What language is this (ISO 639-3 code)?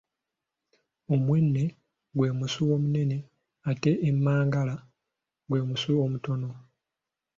lug